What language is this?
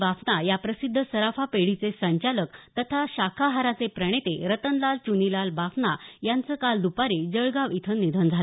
Marathi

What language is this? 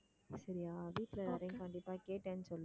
Tamil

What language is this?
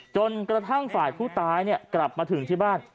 Thai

